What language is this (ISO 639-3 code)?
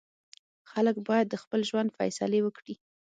pus